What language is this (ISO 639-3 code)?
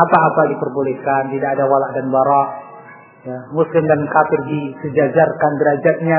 ind